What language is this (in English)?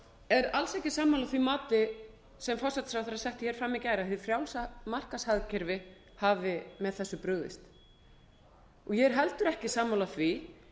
Icelandic